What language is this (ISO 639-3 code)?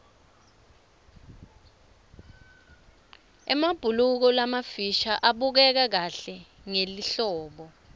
ssw